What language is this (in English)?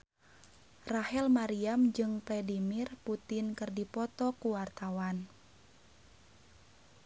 Sundanese